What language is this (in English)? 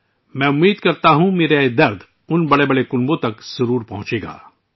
Urdu